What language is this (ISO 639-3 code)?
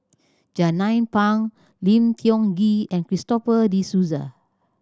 eng